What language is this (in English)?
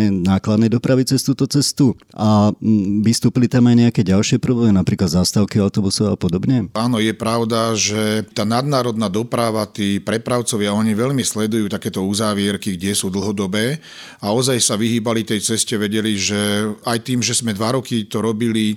Slovak